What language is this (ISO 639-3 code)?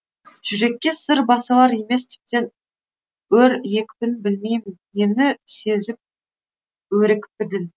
kaz